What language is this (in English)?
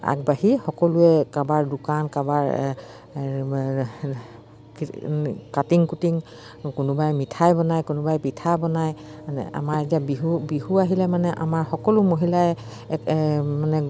Assamese